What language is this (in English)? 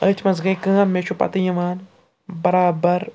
Kashmiri